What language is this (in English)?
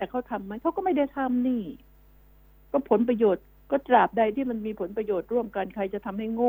Thai